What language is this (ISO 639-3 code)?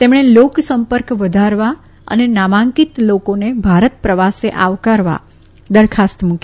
guj